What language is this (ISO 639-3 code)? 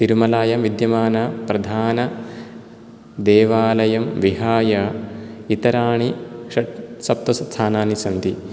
san